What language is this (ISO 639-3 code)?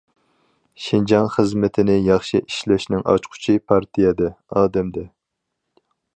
uig